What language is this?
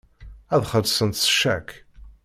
Kabyle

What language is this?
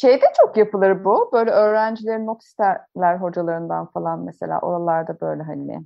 Turkish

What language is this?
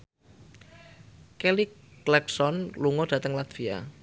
Javanese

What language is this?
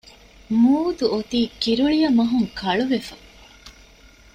Divehi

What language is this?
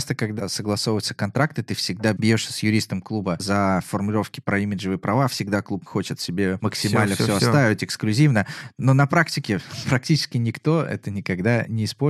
Russian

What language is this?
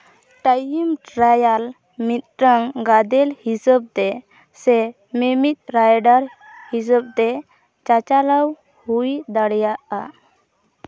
Santali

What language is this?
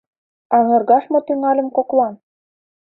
Mari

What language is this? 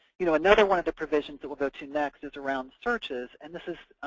English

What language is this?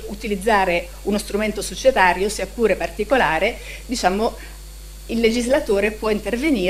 Italian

